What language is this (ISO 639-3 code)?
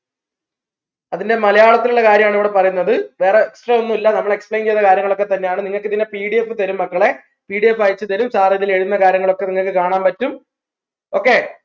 mal